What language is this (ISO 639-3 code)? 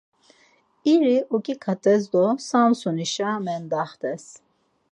lzz